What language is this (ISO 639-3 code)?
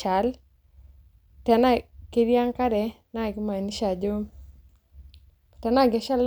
mas